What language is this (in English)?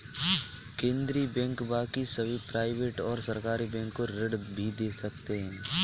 Hindi